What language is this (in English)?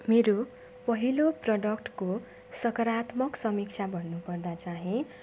Nepali